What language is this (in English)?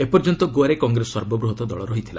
Odia